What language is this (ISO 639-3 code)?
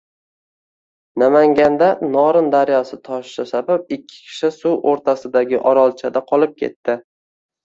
uzb